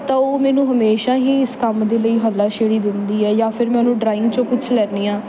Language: Punjabi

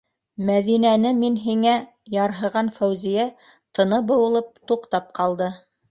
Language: Bashkir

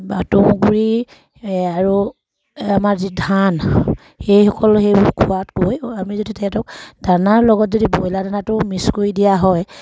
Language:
Assamese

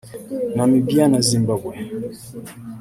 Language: Kinyarwanda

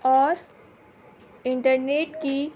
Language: Urdu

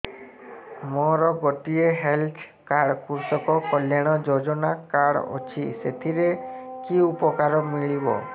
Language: Odia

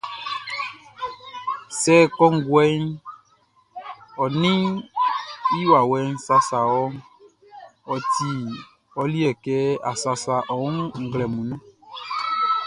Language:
Baoulé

